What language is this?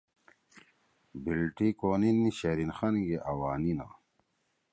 Torwali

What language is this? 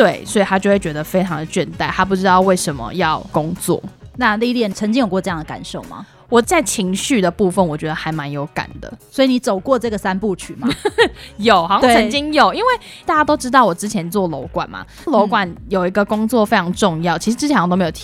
Chinese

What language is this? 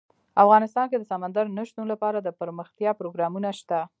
Pashto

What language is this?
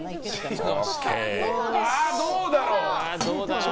Japanese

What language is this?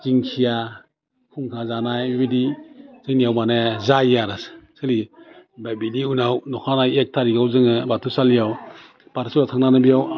Bodo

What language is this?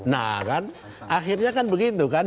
Indonesian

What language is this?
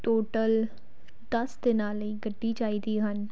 Punjabi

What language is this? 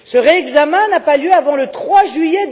French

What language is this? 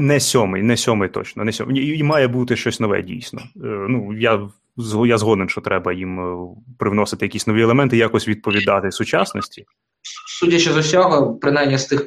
Ukrainian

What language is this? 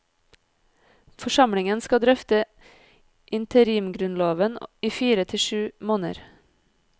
Norwegian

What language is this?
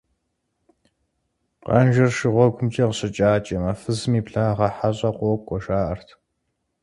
Kabardian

